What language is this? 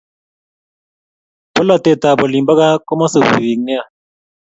Kalenjin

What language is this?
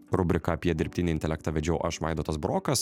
Lithuanian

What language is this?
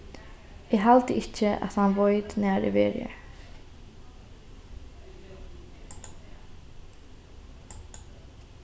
Faroese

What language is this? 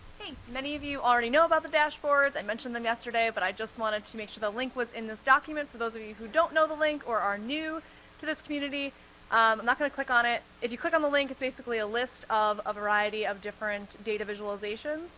English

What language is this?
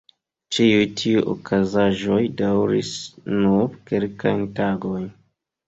Esperanto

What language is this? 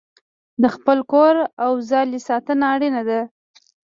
Pashto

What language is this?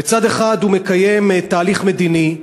Hebrew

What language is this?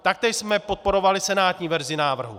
Czech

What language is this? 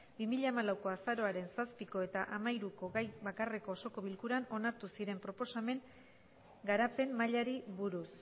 Basque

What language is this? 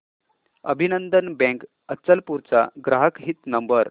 Marathi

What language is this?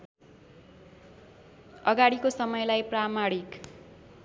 Nepali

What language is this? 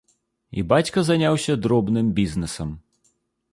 Belarusian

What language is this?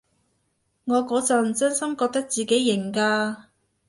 Cantonese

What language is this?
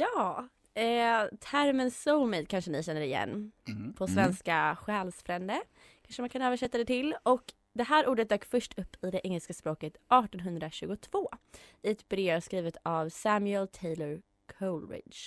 Swedish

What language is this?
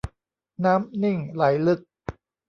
Thai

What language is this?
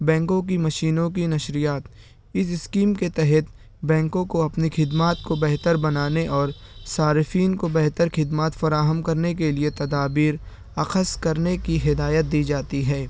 Urdu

